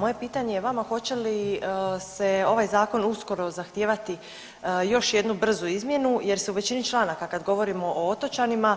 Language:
Croatian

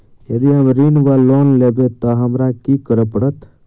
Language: Maithili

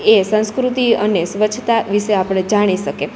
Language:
Gujarati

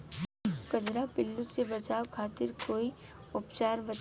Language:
Bhojpuri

